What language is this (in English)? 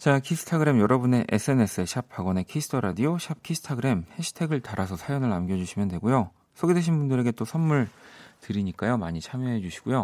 Korean